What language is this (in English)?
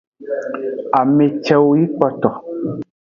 Aja (Benin)